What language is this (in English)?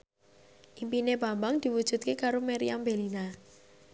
Javanese